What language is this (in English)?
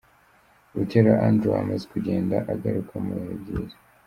Kinyarwanda